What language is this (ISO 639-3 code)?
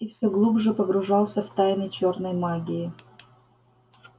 rus